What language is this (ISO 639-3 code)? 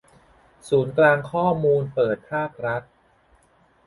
tha